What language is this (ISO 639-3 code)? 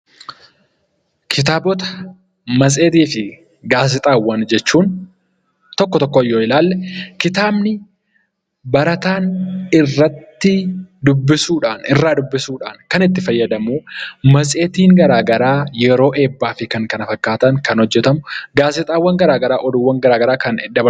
orm